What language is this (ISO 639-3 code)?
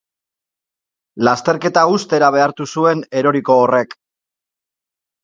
eus